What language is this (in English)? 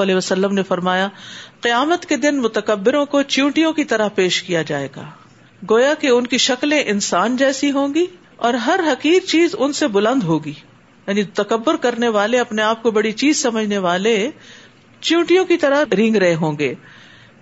Urdu